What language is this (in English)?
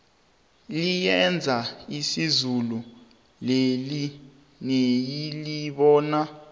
South Ndebele